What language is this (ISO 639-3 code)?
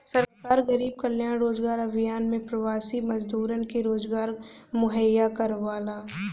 bho